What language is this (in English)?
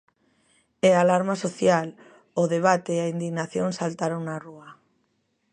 Galician